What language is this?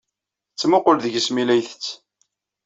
Kabyle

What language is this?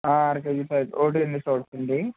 Telugu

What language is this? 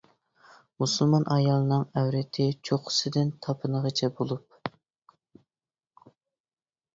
Uyghur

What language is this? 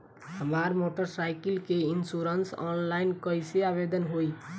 Bhojpuri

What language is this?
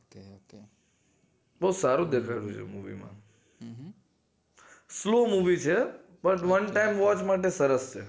Gujarati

